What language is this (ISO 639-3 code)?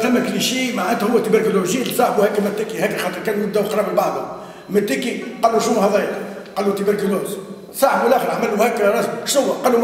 ara